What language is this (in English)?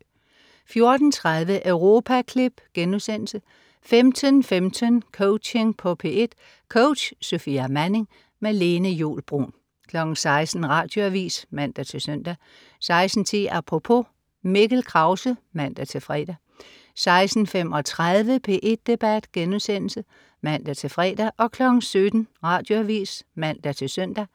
Danish